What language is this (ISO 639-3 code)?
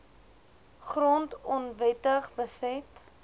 afr